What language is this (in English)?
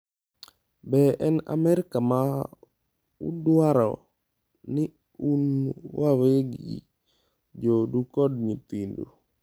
Luo (Kenya and Tanzania)